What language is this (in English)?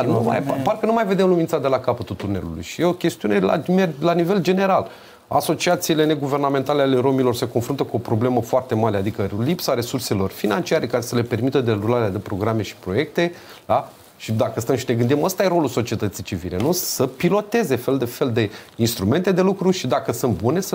Romanian